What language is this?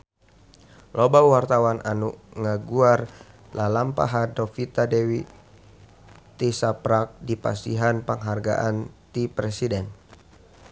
Sundanese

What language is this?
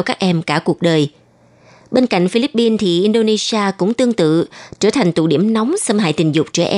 Vietnamese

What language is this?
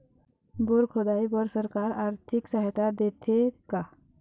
Chhattisgarhi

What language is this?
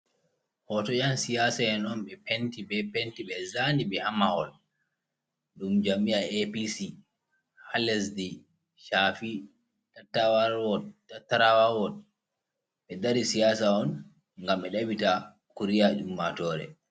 Fula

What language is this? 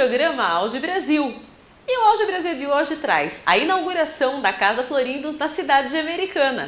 Portuguese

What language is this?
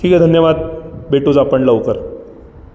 Marathi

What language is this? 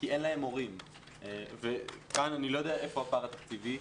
Hebrew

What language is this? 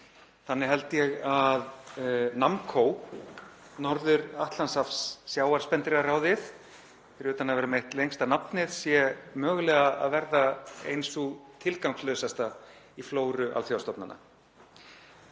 Icelandic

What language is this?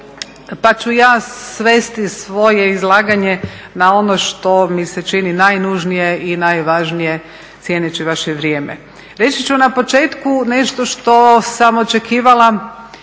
Croatian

